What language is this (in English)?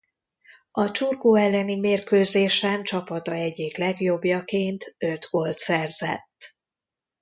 Hungarian